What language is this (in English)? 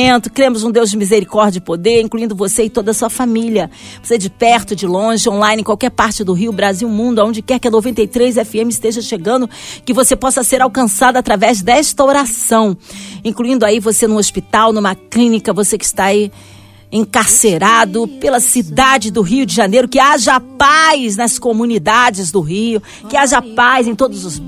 Portuguese